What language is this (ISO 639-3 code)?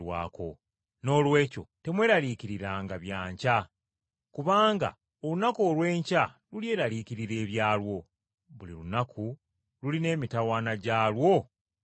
lug